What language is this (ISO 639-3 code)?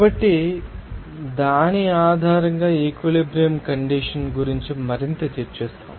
tel